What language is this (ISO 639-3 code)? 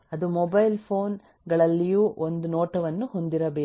kan